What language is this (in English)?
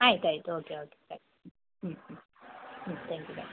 Kannada